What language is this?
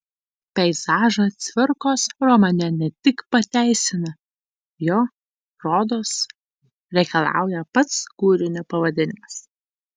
Lithuanian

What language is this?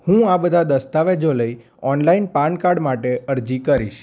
Gujarati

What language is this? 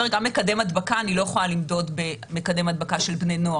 Hebrew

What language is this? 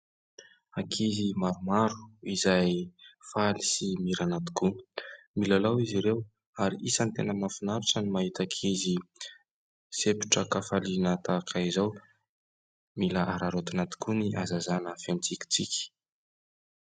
Malagasy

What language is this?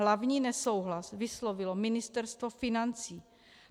Czech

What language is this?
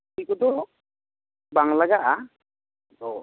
Santali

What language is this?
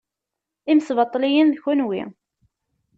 Kabyle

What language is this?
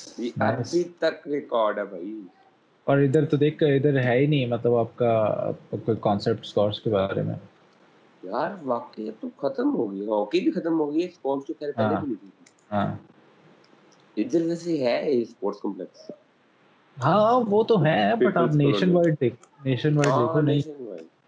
Urdu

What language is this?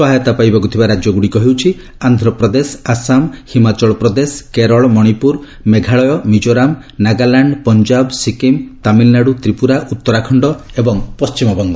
Odia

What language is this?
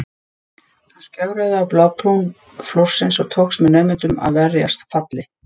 Icelandic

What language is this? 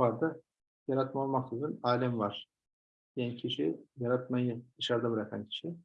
Turkish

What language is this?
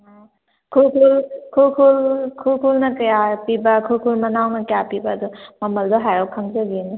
Manipuri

